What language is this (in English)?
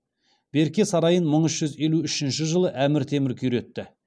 Kazakh